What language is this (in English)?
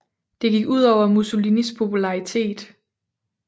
Danish